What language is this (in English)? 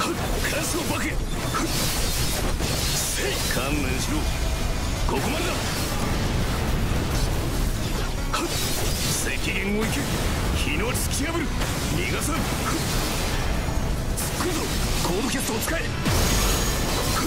Japanese